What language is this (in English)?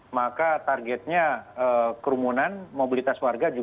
Indonesian